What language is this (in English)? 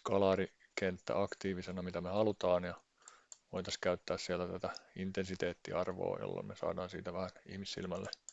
Finnish